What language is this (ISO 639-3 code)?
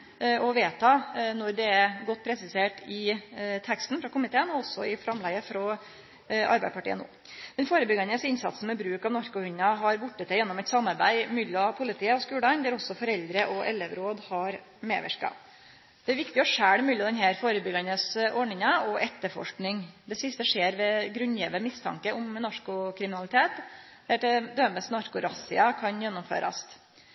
nno